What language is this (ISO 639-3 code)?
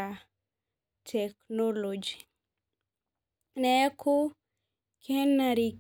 mas